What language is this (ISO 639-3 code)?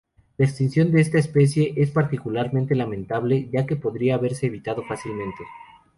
spa